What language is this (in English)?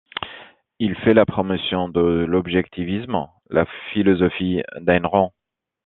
French